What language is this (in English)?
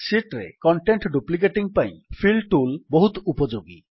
Odia